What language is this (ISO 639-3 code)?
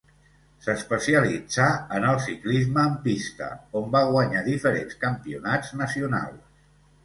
cat